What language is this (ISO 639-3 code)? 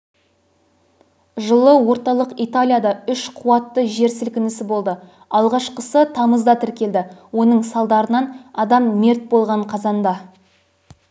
kaz